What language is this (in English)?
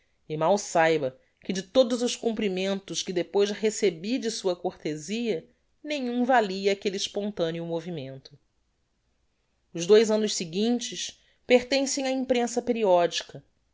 Portuguese